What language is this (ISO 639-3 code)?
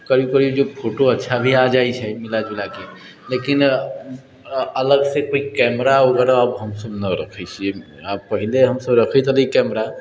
mai